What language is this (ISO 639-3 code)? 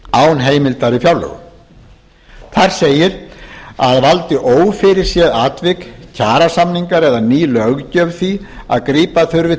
isl